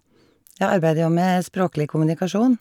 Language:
Norwegian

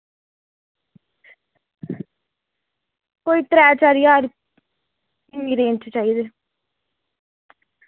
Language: Dogri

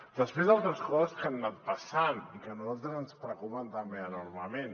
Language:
Catalan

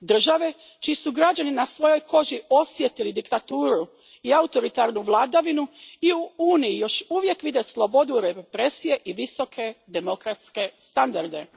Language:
Croatian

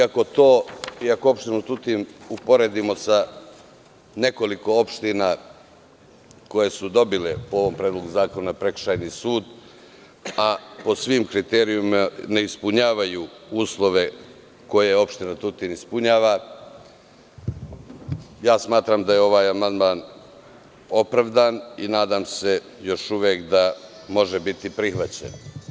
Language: Serbian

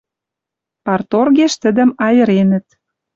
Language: Western Mari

